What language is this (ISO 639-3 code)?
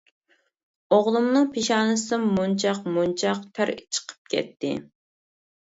uig